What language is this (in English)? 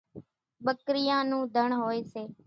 Kachi Koli